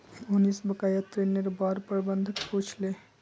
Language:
Magahi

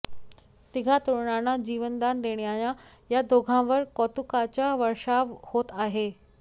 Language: Marathi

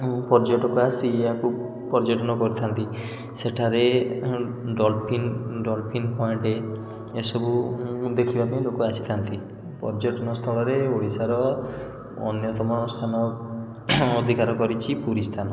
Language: Odia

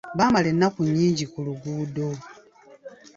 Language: Ganda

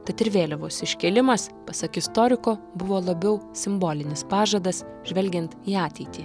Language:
Lithuanian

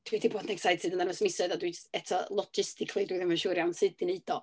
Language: Welsh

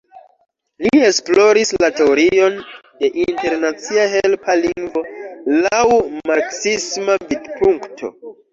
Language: Esperanto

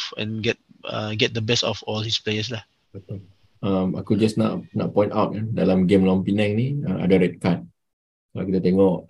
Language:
Malay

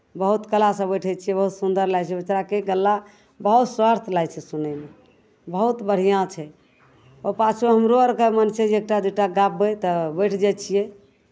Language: Maithili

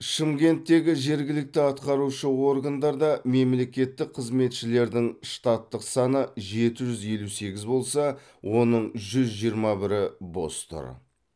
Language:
Kazakh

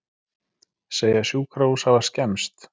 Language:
Icelandic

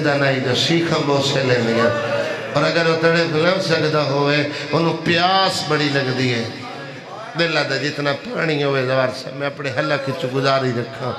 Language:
Arabic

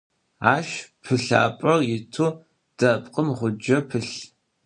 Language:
Adyghe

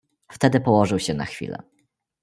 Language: Polish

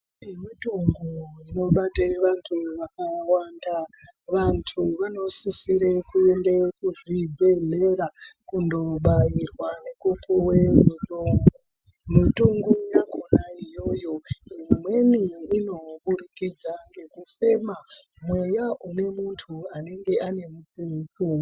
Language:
Ndau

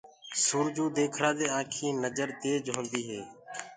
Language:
Gurgula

